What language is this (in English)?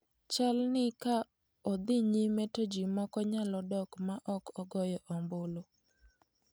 Luo (Kenya and Tanzania)